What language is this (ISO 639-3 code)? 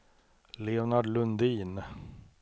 swe